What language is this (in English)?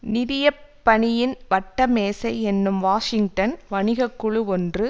Tamil